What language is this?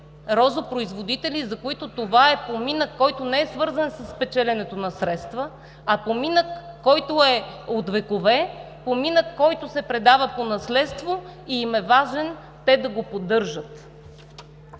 Bulgarian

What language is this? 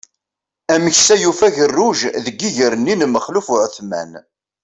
Kabyle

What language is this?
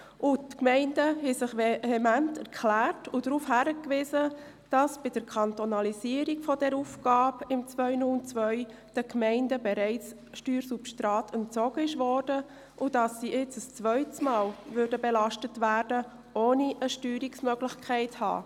Swiss German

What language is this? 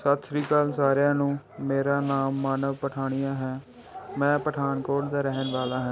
Punjabi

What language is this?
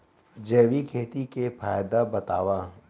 Chhattisgarhi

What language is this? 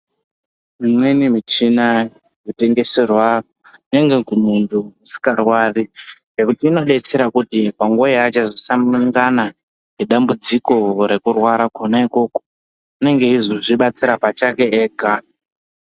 Ndau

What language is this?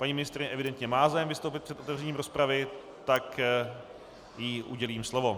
Czech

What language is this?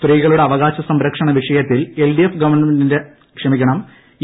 Malayalam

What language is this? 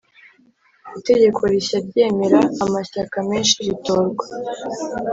Kinyarwanda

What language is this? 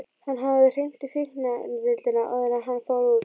Icelandic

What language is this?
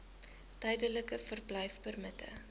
Afrikaans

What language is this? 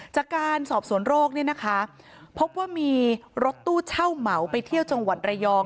Thai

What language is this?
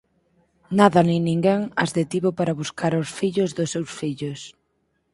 Galician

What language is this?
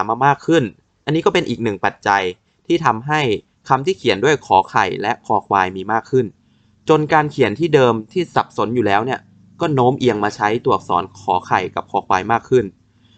Thai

